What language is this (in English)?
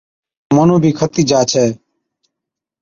Od